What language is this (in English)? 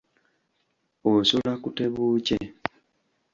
Ganda